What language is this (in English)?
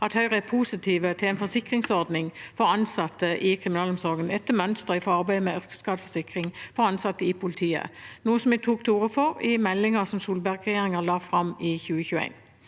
Norwegian